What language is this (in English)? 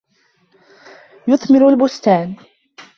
Arabic